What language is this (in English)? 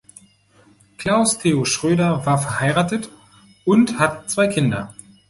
German